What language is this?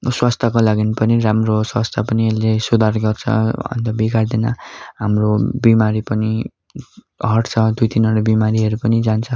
Nepali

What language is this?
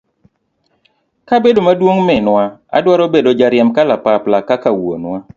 Luo (Kenya and Tanzania)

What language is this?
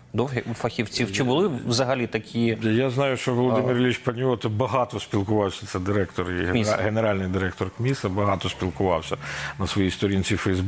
Ukrainian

